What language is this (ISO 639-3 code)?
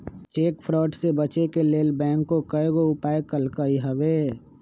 mag